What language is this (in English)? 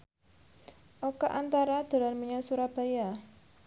Javanese